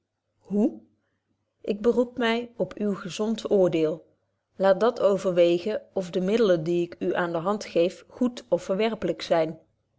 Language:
Dutch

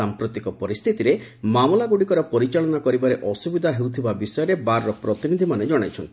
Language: Odia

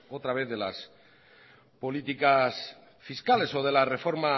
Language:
Spanish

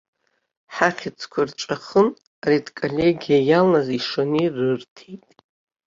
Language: Abkhazian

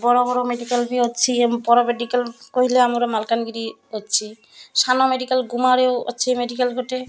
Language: Odia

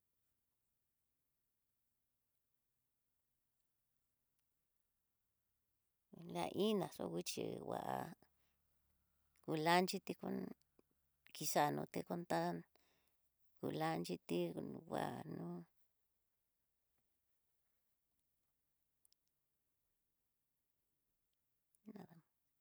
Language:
Tidaá Mixtec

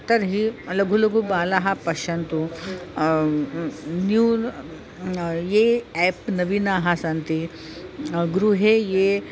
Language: Sanskrit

